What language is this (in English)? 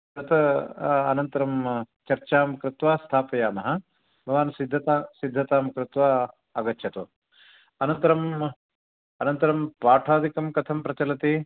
Sanskrit